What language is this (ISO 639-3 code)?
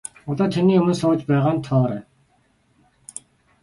mon